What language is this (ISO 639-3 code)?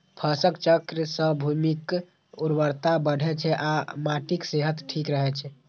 mai